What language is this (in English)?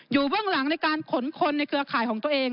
Thai